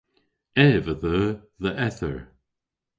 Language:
Cornish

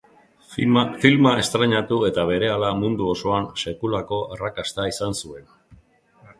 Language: Basque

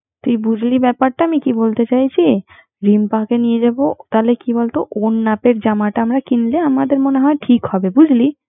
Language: Bangla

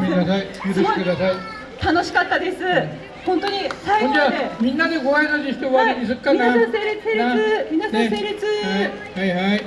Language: Japanese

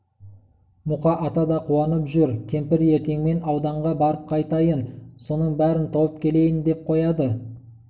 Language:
Kazakh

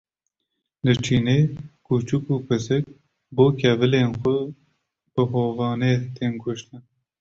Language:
Kurdish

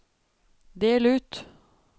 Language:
Norwegian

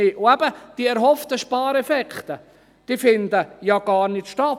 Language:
Swiss German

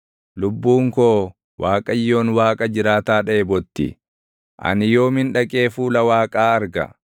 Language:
Oromo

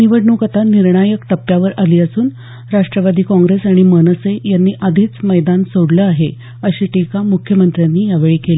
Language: Marathi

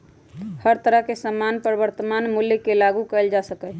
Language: Magahi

